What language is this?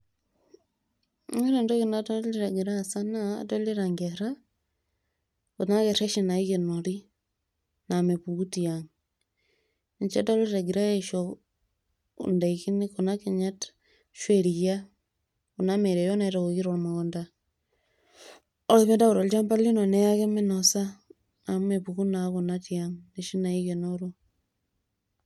Masai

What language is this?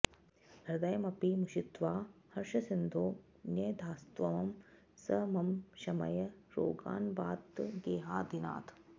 Sanskrit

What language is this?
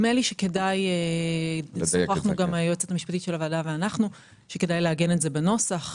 Hebrew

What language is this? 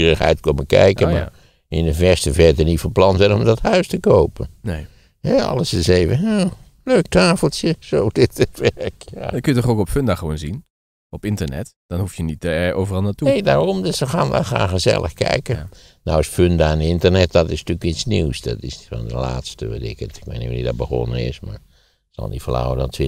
Dutch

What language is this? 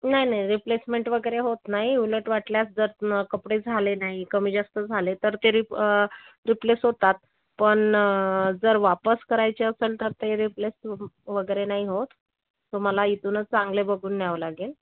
Marathi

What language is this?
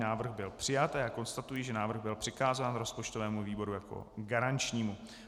Czech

